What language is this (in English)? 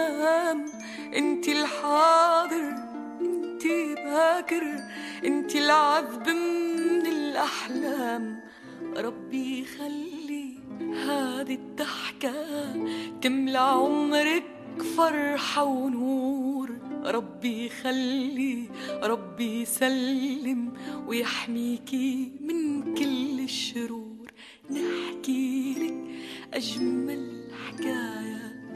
Arabic